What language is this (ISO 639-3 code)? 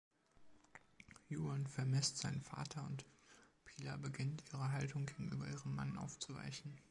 deu